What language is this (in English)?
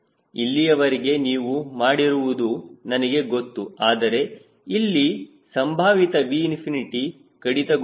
Kannada